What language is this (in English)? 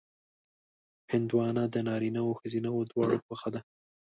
Pashto